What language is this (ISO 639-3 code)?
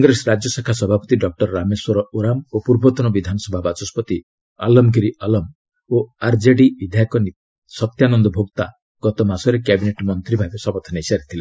ori